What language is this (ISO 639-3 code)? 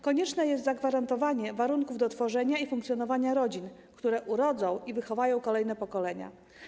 pol